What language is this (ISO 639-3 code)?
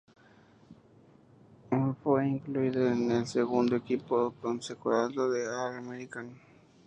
spa